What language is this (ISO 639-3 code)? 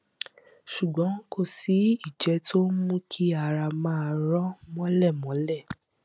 yor